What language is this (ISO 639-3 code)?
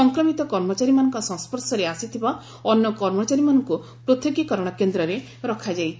ori